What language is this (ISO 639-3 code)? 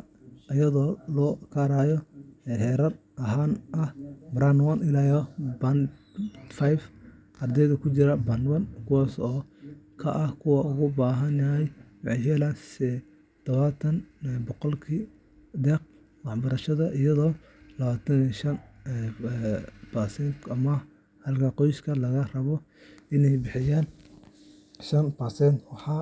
som